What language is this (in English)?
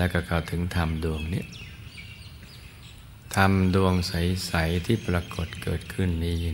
Thai